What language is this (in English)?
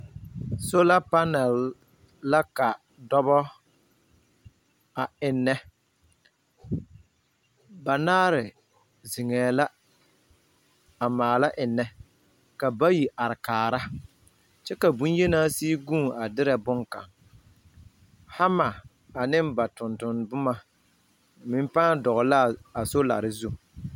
Southern Dagaare